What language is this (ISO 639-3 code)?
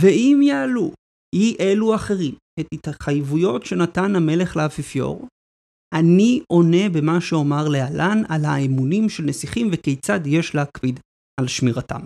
heb